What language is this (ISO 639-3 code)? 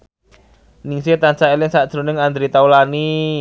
jav